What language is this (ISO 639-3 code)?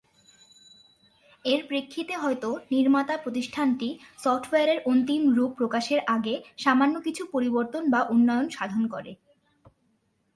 ben